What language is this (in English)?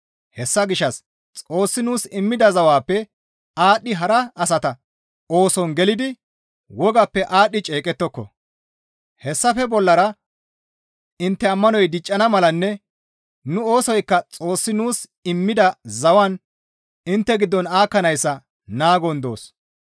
Gamo